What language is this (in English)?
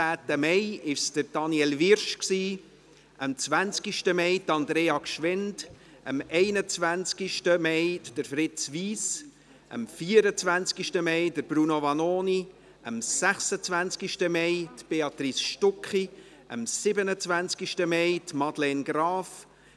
Swiss German